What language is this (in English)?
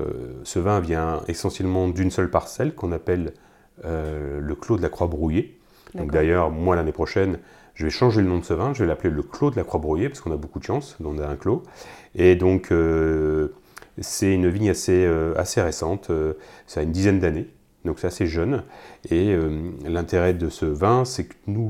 French